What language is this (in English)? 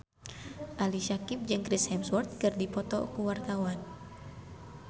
Sundanese